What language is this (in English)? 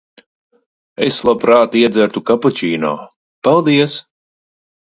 Latvian